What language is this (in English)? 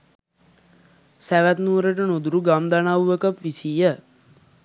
Sinhala